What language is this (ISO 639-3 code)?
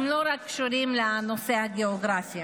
heb